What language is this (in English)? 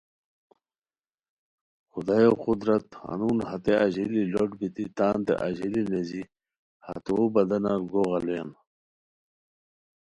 Khowar